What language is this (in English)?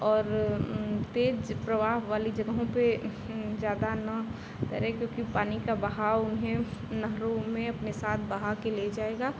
Hindi